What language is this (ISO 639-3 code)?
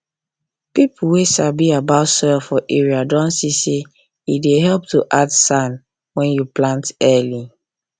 pcm